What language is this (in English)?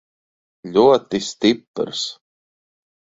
Latvian